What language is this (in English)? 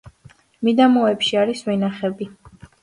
Georgian